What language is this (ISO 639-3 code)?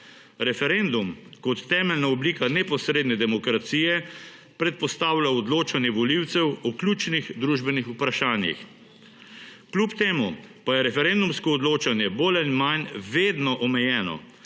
slv